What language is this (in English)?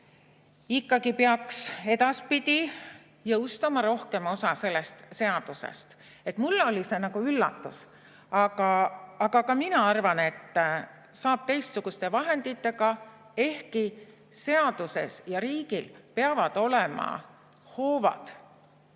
Estonian